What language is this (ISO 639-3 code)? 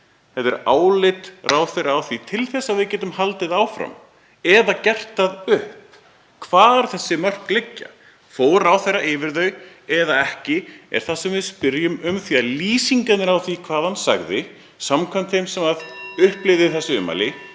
isl